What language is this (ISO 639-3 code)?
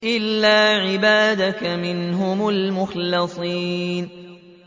ara